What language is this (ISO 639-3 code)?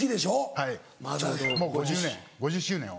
jpn